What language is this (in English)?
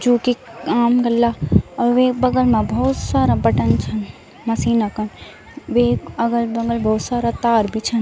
Garhwali